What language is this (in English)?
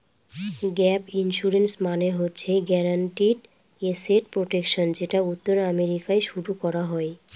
Bangla